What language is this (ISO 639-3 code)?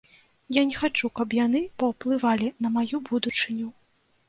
bel